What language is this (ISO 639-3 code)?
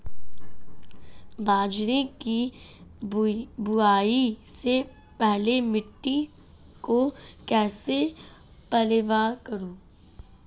hin